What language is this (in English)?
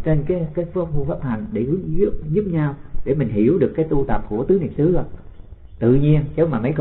Vietnamese